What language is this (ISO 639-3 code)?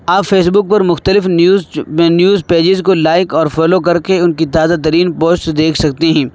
urd